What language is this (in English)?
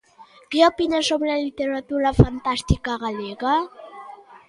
Galician